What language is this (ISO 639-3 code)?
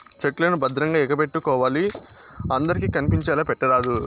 tel